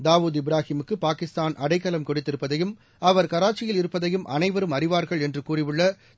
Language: Tamil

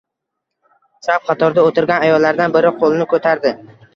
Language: Uzbek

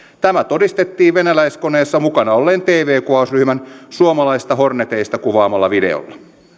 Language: Finnish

